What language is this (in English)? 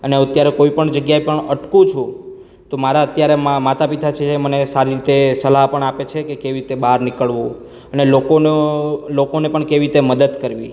Gujarati